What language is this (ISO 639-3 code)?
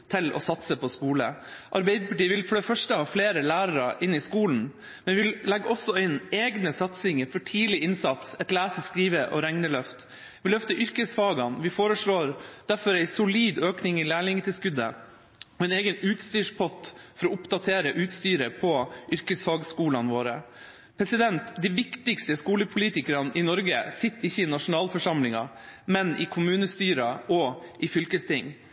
nob